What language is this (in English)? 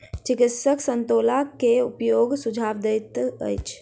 Maithili